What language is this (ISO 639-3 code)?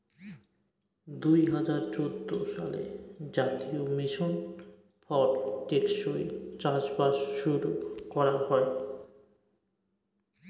ben